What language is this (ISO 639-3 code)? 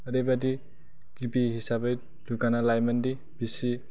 brx